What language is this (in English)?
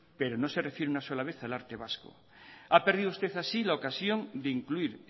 Spanish